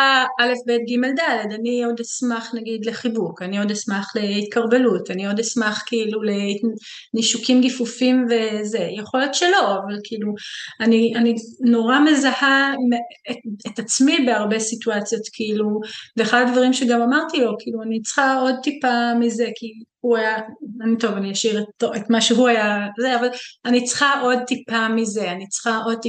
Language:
Hebrew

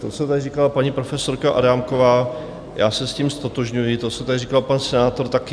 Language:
Czech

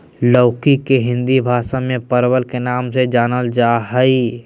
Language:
Magahi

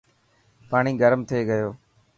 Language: Dhatki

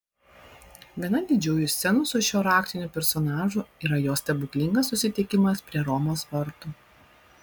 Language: Lithuanian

